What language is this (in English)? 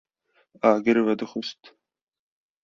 Kurdish